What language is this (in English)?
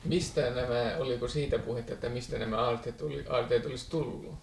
Finnish